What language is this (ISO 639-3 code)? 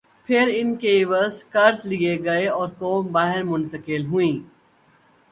urd